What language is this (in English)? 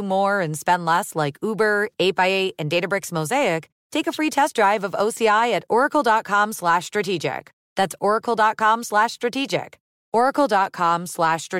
English